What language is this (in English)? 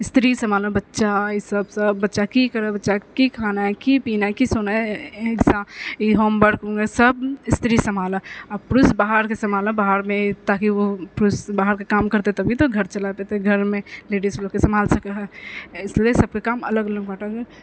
Maithili